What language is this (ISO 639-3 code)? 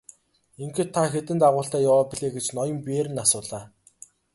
mon